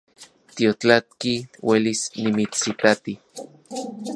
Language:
Central Puebla Nahuatl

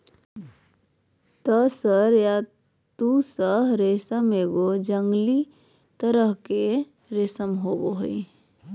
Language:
Magahi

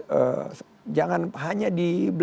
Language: Indonesian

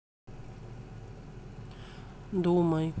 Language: Russian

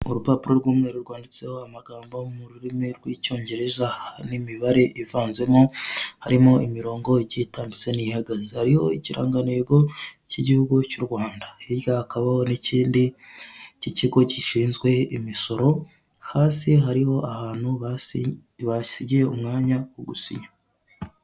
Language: Kinyarwanda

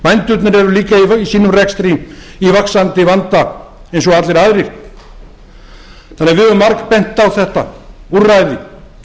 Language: Icelandic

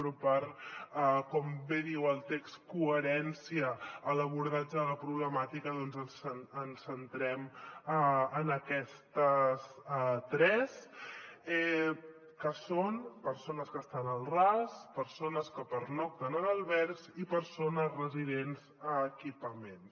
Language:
Catalan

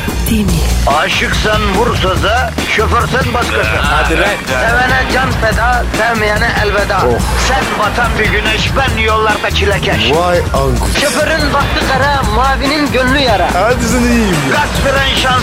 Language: Turkish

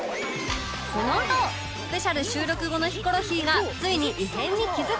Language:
Japanese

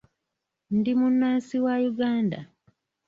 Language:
Ganda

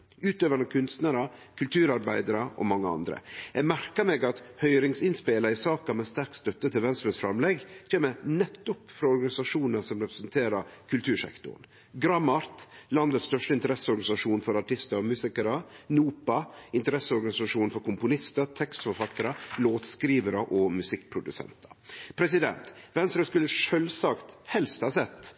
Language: Norwegian Nynorsk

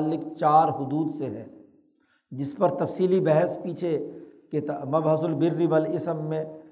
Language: Urdu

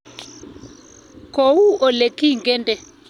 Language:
Kalenjin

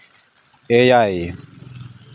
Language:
Santali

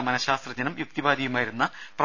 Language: Malayalam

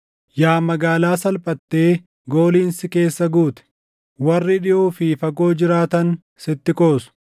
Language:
Oromo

